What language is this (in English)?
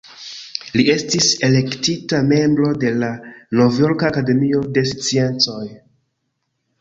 Esperanto